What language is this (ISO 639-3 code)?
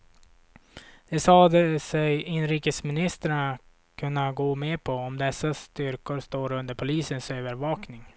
swe